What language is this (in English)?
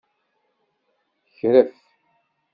Kabyle